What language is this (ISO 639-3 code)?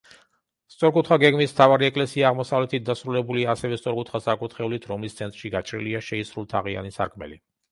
kat